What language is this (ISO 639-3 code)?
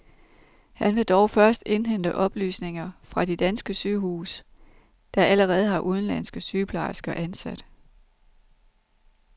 dan